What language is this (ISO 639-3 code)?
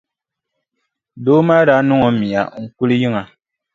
dag